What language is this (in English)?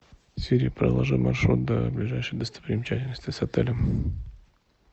Russian